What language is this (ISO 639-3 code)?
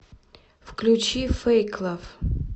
rus